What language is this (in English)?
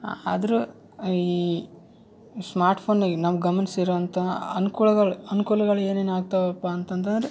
Kannada